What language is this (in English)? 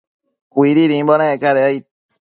Matsés